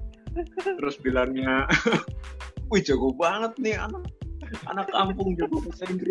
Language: Indonesian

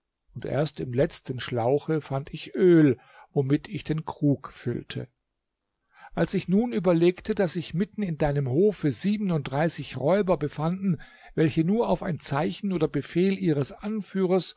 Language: German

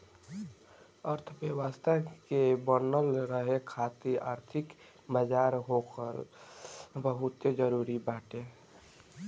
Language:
Bhojpuri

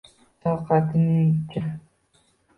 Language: Uzbek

